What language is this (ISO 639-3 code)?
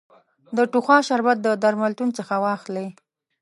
pus